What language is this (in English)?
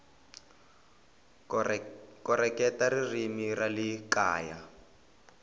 Tsonga